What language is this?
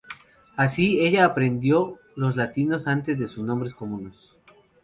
Spanish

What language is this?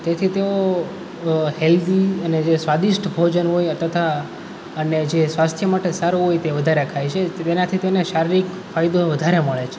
Gujarati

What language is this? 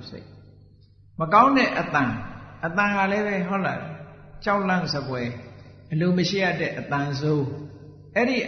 Vietnamese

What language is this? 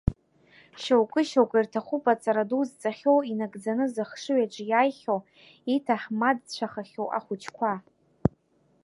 Abkhazian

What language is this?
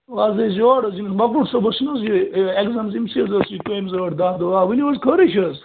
Kashmiri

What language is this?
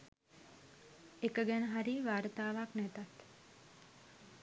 Sinhala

